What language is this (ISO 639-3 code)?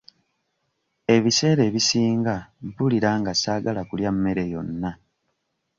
lug